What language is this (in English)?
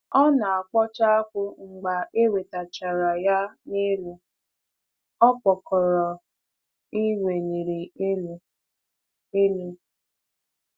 Igbo